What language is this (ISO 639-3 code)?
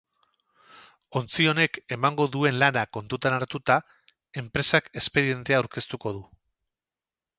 eus